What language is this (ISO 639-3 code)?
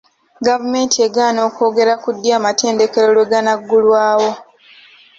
lug